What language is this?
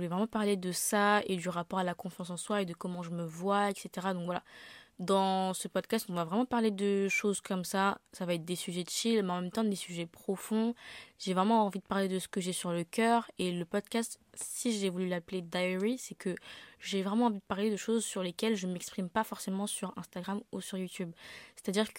French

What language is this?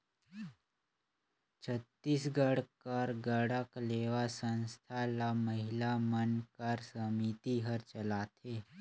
Chhattisgarhi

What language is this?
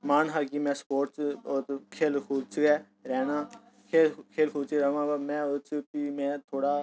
Dogri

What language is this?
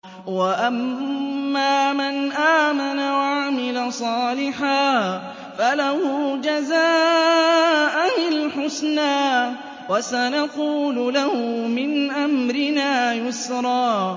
Arabic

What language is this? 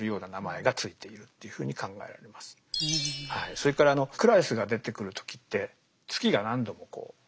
Japanese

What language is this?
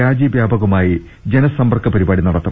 Malayalam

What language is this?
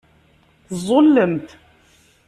Kabyle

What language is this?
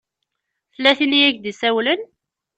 Kabyle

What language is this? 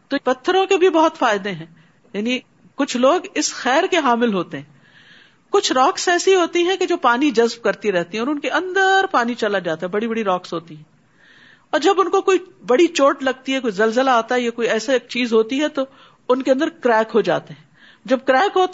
Urdu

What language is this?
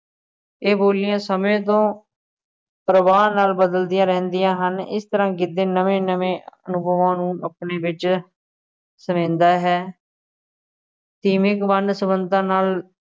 Punjabi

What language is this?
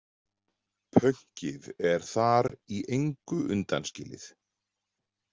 Icelandic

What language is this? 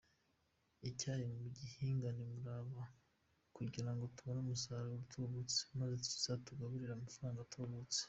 Kinyarwanda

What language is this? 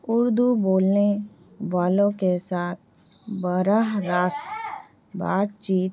Urdu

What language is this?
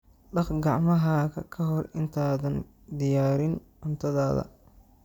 Somali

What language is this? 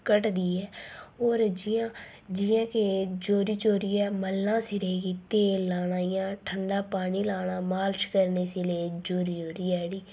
Dogri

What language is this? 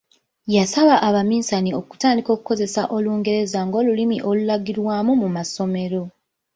Ganda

